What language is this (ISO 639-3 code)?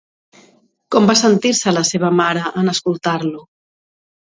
cat